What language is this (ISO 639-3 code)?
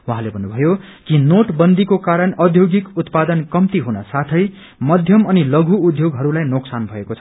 nep